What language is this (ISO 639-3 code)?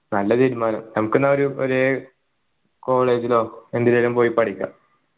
mal